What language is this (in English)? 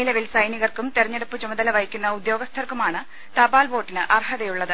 Malayalam